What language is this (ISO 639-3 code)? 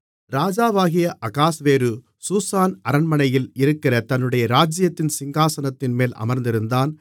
tam